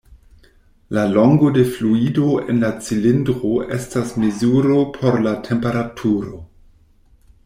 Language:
Esperanto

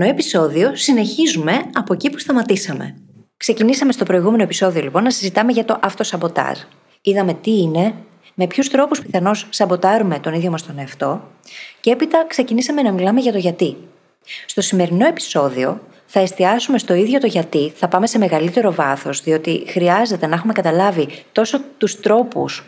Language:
Greek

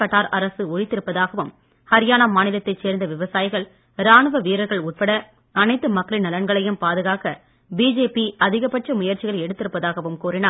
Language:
Tamil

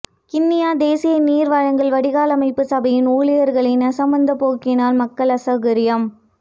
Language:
Tamil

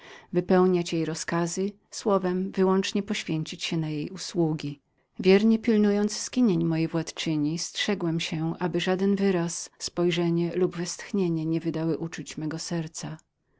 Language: Polish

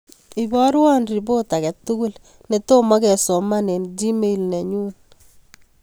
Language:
Kalenjin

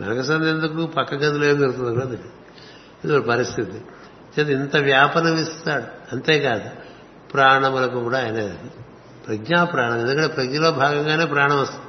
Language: Telugu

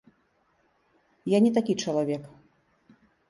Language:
Belarusian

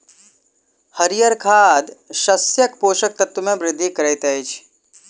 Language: Maithili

